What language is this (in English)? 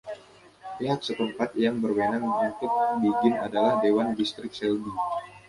Indonesian